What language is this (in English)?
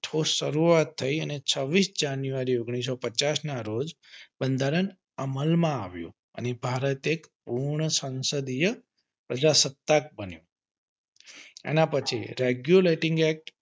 Gujarati